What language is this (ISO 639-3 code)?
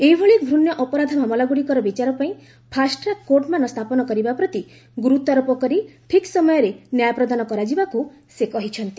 ori